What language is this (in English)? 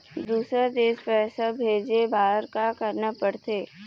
Chhattisgarhi